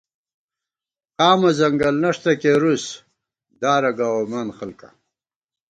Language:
Gawar-Bati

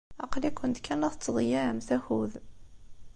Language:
Kabyle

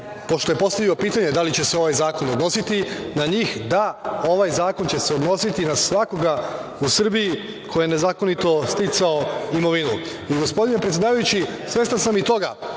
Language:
Serbian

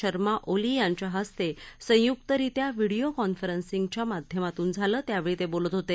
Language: Marathi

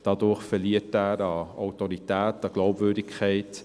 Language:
Swiss German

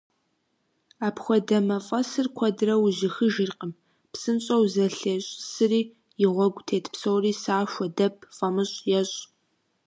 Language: Kabardian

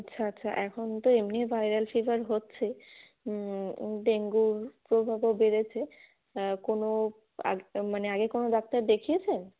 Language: Bangla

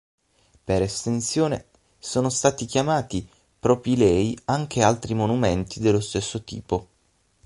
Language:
Italian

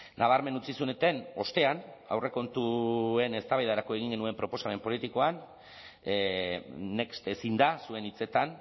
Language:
Basque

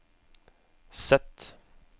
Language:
Norwegian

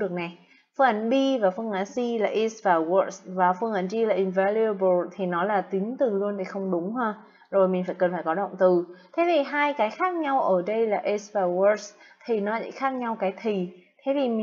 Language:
Vietnamese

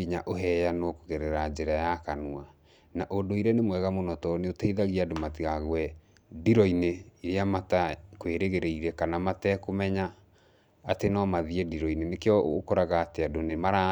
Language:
Kikuyu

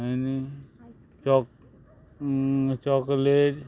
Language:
Konkani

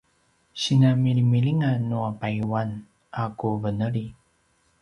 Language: Paiwan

